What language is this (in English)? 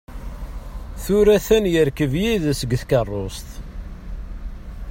Kabyle